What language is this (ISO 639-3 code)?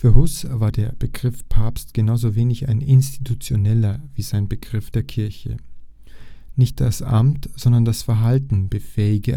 deu